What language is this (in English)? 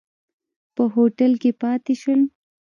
Pashto